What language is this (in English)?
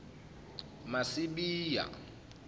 Zulu